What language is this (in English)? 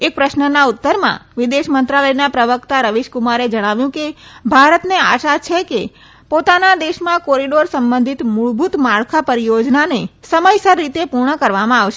Gujarati